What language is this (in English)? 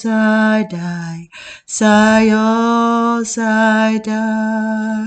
Dutch